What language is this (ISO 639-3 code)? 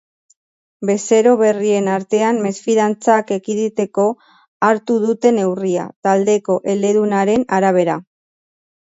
eus